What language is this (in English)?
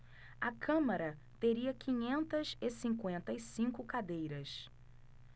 Portuguese